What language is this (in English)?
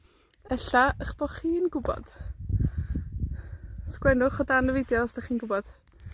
Welsh